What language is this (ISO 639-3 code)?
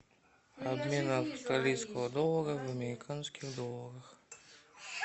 rus